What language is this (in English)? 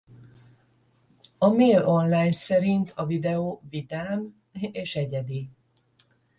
Hungarian